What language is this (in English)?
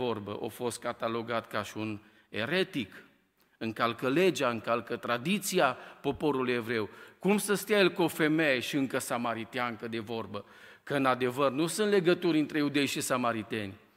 Romanian